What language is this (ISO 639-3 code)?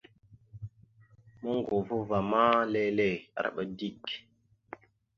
mxu